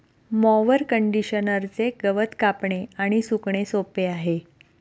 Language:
Marathi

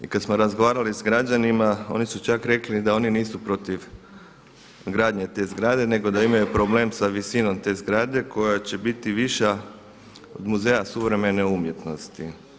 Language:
Croatian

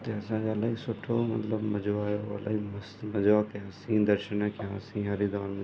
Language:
Sindhi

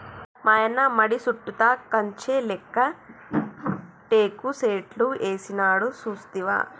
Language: Telugu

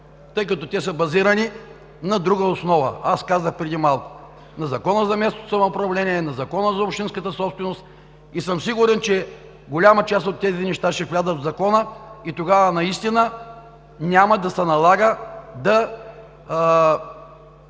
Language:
Bulgarian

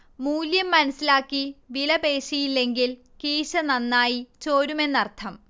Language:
Malayalam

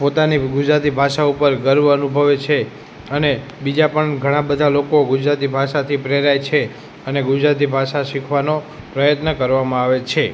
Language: Gujarati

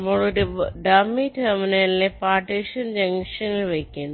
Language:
Malayalam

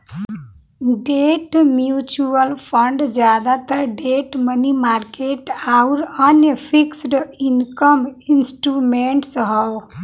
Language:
Bhojpuri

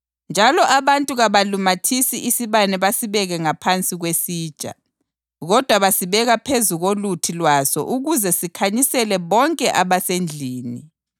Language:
North Ndebele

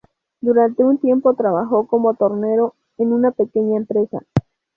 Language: Spanish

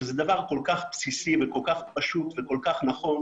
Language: Hebrew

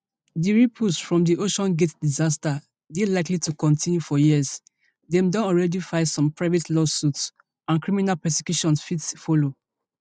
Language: Nigerian Pidgin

